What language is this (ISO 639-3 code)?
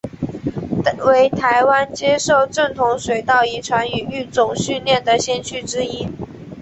zho